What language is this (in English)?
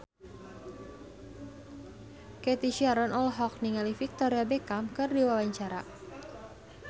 Sundanese